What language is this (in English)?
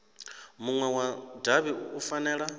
Venda